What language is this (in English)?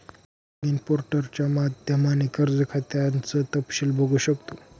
Marathi